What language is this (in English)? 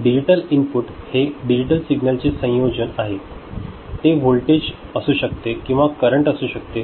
Marathi